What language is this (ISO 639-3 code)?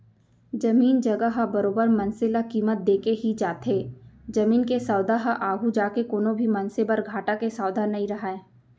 hne